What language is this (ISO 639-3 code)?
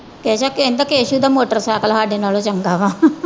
pan